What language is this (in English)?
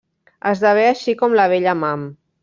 Catalan